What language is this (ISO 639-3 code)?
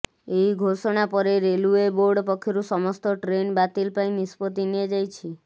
ori